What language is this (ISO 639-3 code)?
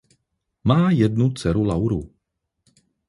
ces